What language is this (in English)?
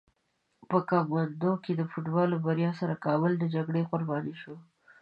Pashto